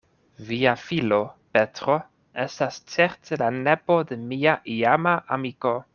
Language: Esperanto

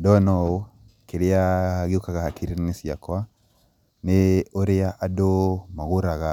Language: Kikuyu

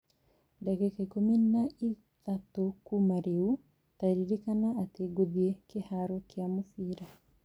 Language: Kikuyu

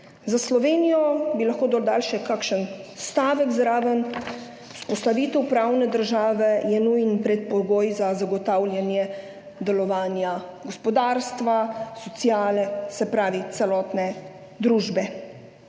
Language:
Slovenian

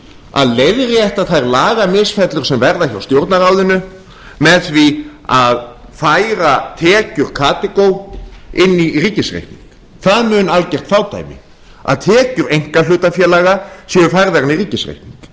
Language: Icelandic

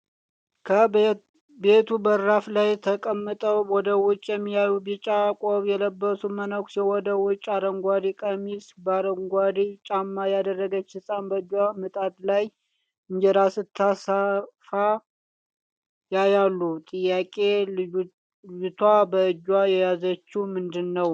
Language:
Amharic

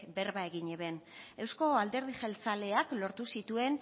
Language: Basque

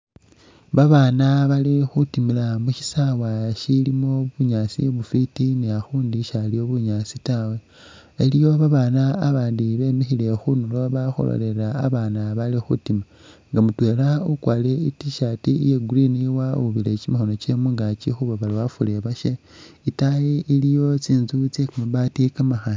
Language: Masaaba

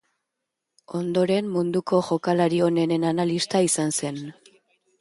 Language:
Basque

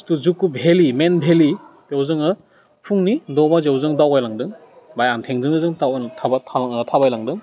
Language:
Bodo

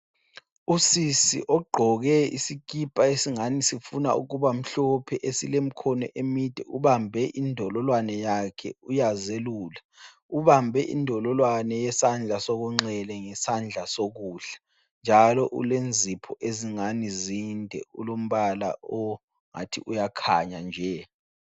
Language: North Ndebele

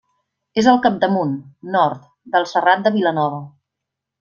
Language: Catalan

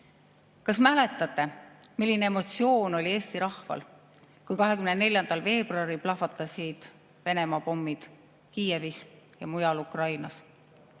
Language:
Estonian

